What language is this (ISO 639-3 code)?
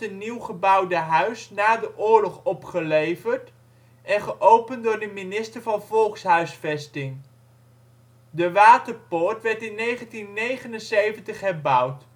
nld